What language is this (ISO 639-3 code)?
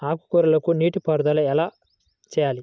tel